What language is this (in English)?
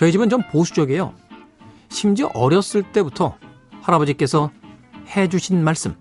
Korean